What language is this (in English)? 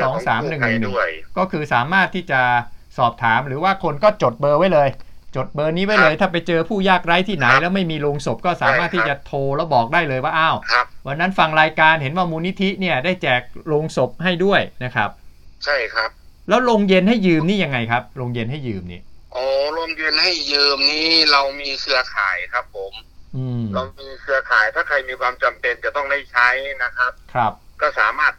Thai